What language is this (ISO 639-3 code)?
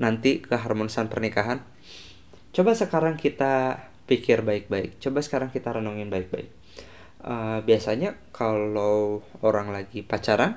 ind